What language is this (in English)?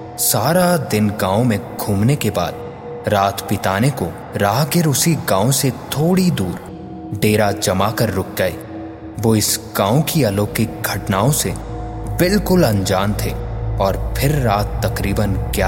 Hindi